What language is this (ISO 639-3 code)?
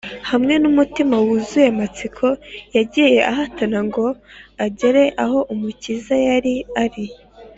kin